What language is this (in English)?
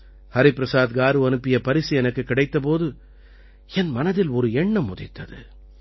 Tamil